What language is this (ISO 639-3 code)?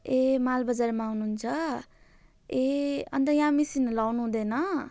nep